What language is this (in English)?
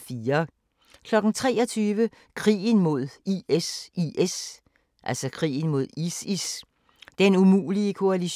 Danish